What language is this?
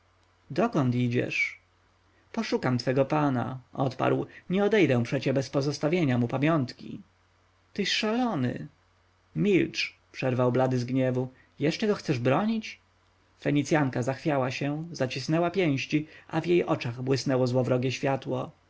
Polish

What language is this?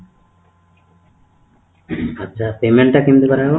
Odia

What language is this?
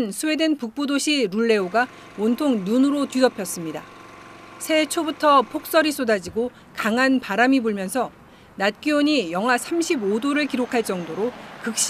Korean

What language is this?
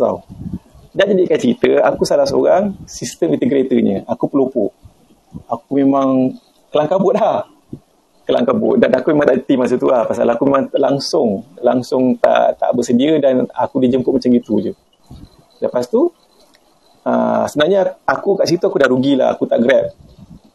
Malay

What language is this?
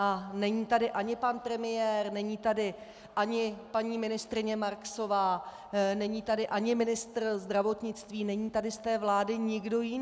Czech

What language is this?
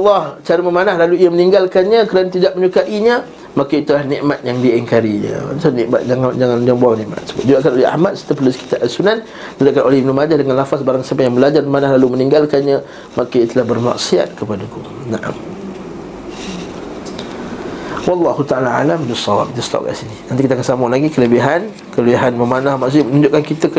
Malay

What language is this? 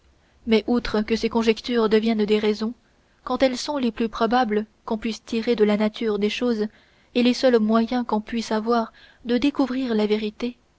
French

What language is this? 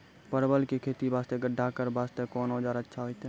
Maithili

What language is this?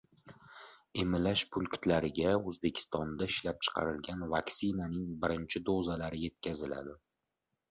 Uzbek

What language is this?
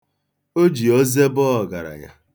Igbo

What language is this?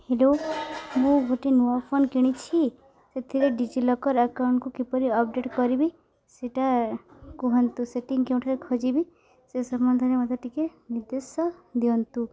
Odia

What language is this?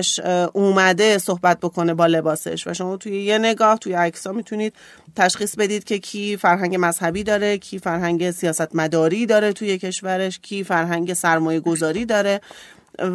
Persian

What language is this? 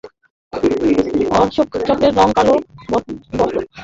Bangla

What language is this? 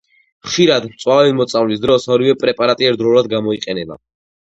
Georgian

